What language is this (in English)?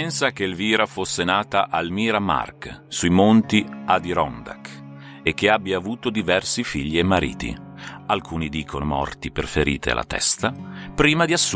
Italian